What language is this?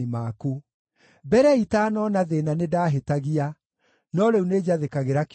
Kikuyu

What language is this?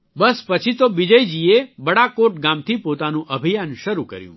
Gujarati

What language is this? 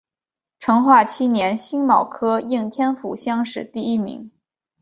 Chinese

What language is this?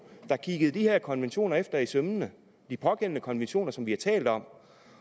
Danish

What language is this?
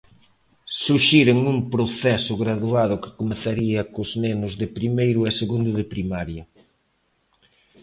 Galician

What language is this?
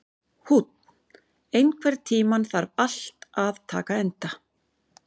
Icelandic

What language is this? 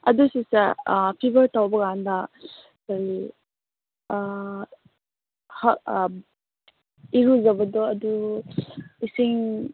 Manipuri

